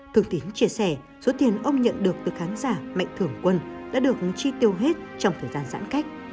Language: Vietnamese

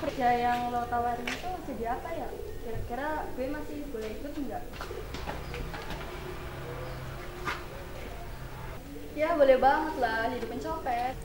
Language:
Indonesian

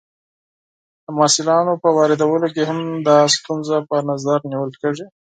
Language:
Pashto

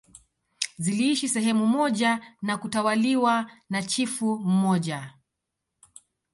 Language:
Swahili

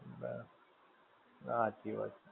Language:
Gujarati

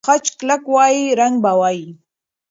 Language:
Pashto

